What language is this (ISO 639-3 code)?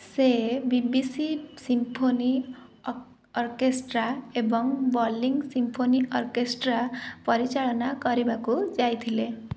ori